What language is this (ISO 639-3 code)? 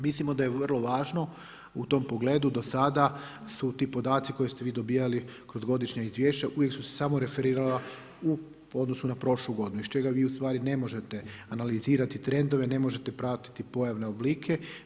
hrv